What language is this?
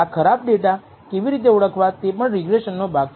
Gujarati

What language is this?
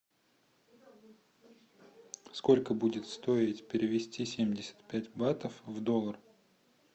Russian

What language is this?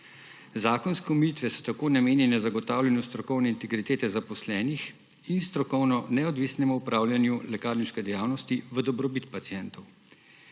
Slovenian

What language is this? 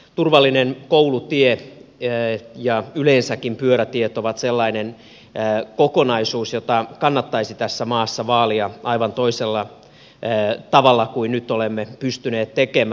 Finnish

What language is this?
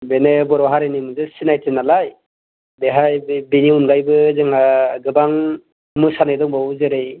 Bodo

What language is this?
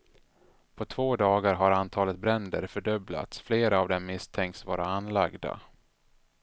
Swedish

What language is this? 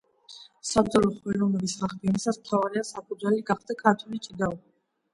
Georgian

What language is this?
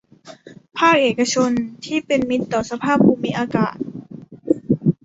Thai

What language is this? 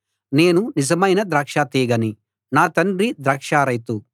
Telugu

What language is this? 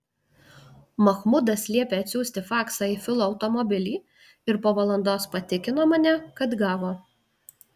Lithuanian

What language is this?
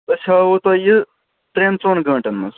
Kashmiri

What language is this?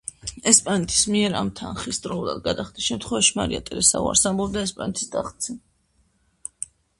Georgian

